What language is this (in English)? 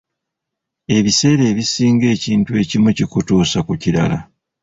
Ganda